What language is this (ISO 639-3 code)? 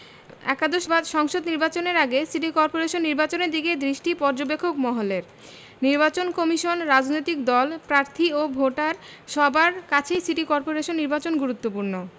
ben